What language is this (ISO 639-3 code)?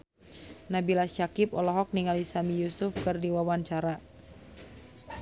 sun